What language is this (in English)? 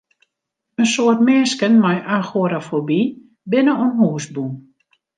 Western Frisian